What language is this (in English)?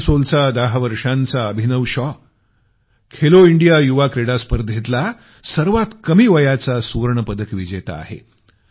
Marathi